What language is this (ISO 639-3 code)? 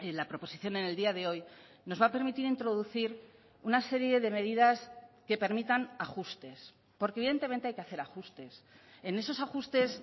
spa